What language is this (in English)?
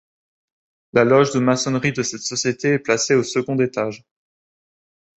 French